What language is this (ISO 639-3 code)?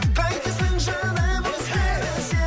kaz